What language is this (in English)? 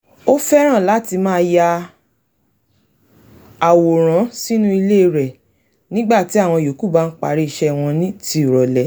Yoruba